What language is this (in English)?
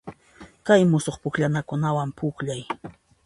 Puno Quechua